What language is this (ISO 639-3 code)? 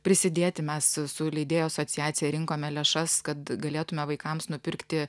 lit